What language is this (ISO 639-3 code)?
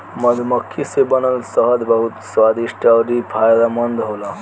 bho